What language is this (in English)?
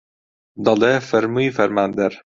Central Kurdish